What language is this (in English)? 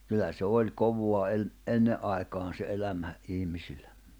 Finnish